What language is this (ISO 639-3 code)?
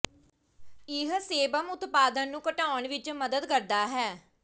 pan